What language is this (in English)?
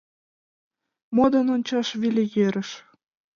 Mari